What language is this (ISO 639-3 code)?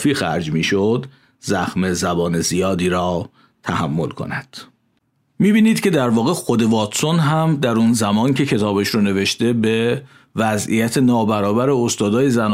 fas